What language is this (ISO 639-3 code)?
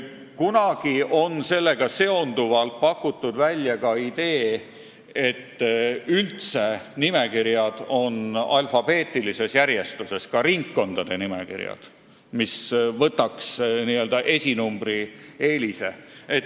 est